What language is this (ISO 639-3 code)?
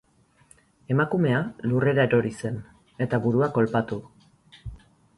eus